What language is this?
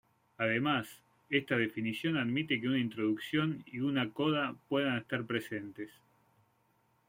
Spanish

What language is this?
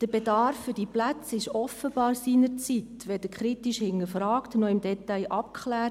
Swiss German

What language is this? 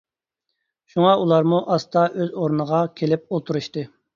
Uyghur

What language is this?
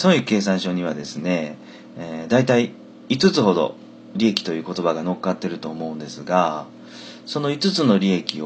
Japanese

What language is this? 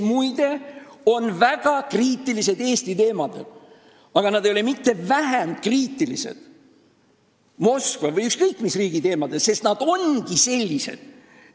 Estonian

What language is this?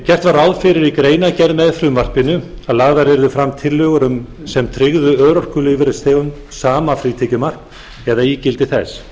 Icelandic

